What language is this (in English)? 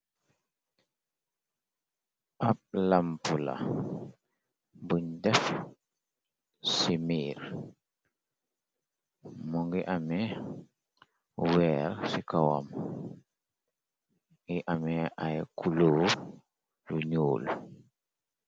Wolof